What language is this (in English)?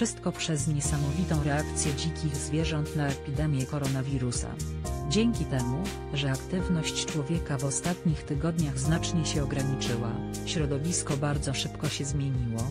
Polish